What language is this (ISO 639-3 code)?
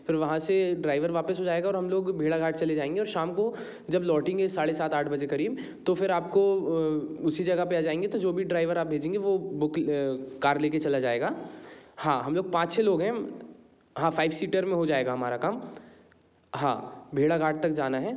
hin